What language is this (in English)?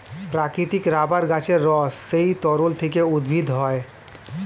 Bangla